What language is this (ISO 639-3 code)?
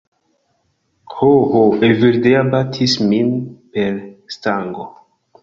epo